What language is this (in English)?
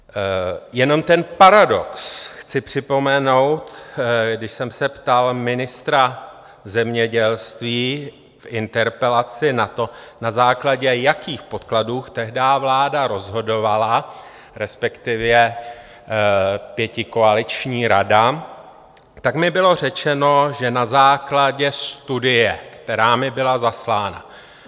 Czech